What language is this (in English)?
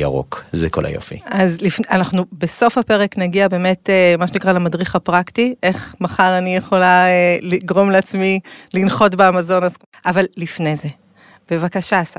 Hebrew